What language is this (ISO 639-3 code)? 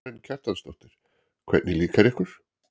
isl